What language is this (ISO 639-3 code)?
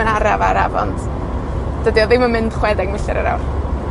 cym